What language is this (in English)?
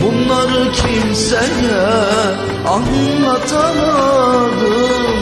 Turkish